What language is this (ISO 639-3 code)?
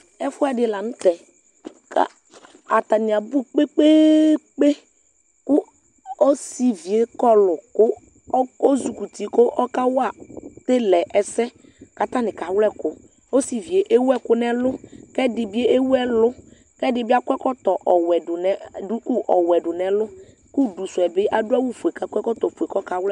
kpo